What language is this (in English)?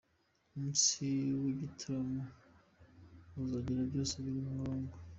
Kinyarwanda